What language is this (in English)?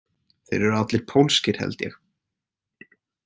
Icelandic